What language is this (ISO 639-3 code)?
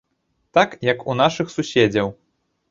bel